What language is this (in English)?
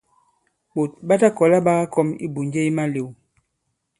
Bankon